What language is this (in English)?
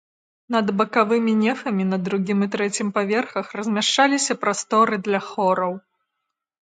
Belarusian